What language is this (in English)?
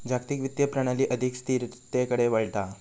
Marathi